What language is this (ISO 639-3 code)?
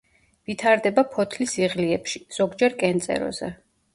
kat